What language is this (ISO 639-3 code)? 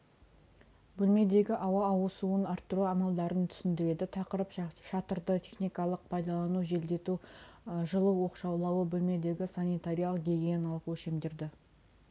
kaz